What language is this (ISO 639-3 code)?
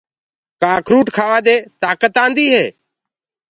ggg